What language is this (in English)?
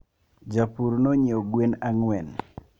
Luo (Kenya and Tanzania)